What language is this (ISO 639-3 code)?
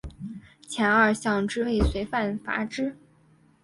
zho